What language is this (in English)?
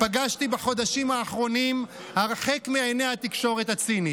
Hebrew